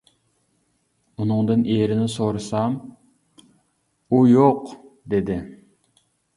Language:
Uyghur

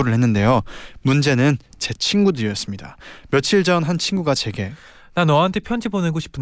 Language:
Korean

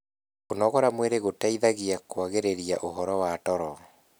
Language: Kikuyu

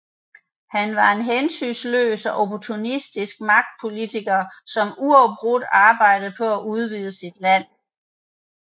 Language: Danish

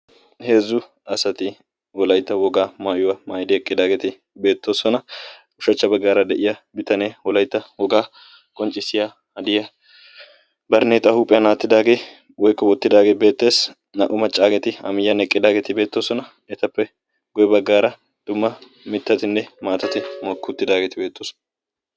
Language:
Wolaytta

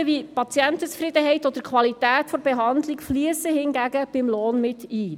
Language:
Swiss German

